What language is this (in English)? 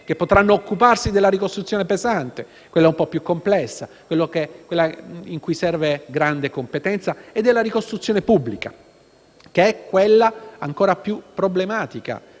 Italian